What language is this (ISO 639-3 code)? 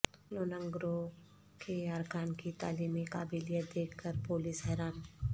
urd